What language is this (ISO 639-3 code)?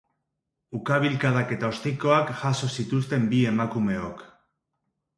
eus